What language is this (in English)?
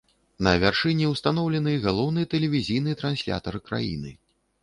Belarusian